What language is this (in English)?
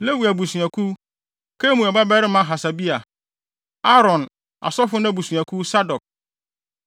Akan